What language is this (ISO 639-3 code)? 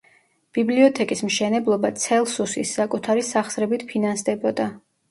kat